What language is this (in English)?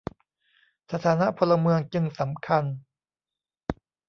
Thai